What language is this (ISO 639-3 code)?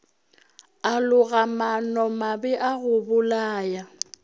nso